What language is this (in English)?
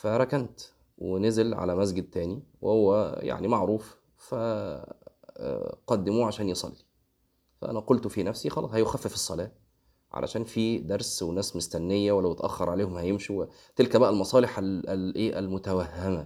Arabic